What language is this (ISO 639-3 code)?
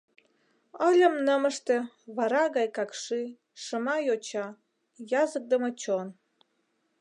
chm